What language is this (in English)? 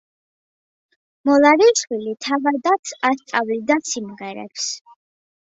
Georgian